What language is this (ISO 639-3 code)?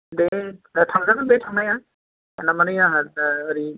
brx